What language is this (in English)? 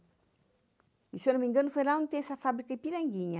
Portuguese